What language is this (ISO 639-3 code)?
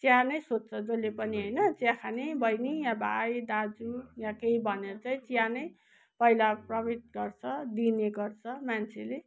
nep